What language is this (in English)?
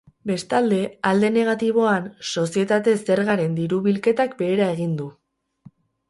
Basque